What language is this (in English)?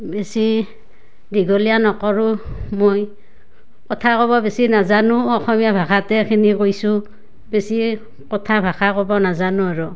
Assamese